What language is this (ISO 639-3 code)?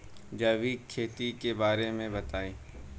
bho